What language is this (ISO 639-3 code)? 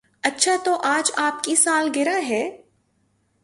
urd